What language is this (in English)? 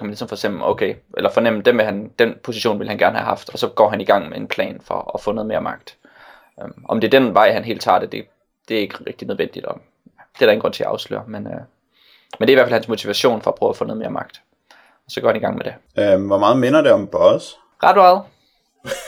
Danish